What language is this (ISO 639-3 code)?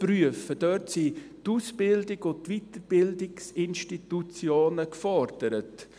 gsw